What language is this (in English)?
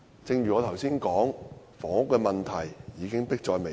Cantonese